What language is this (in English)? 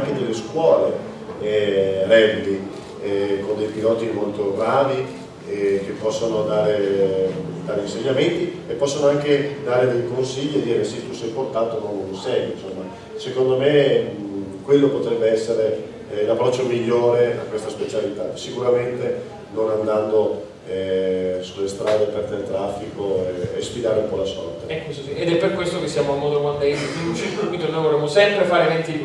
Italian